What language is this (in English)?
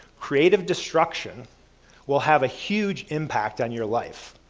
English